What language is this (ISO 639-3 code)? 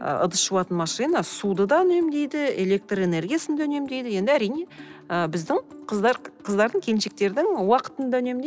kaz